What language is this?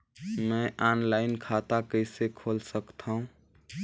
Chhattisgarhi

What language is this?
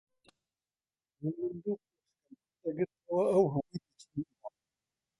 Central Kurdish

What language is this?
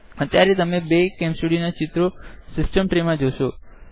Gujarati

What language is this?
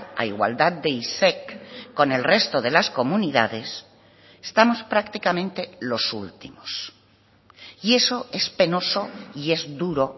Spanish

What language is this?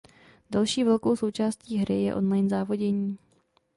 Czech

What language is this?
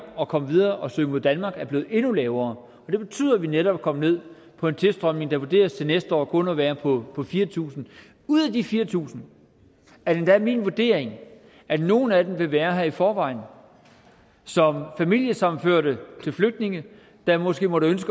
Danish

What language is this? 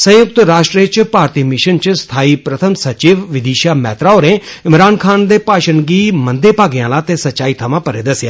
Dogri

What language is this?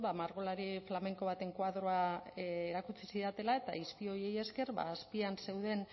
Basque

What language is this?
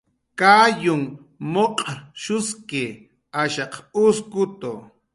Jaqaru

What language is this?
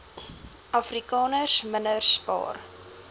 Afrikaans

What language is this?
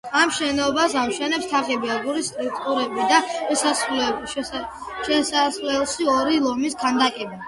Georgian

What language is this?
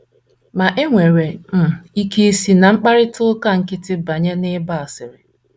Igbo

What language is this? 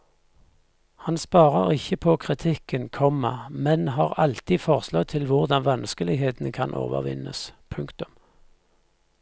Norwegian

